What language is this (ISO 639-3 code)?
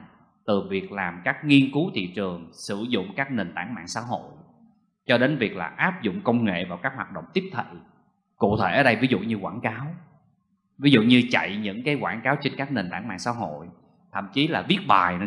vie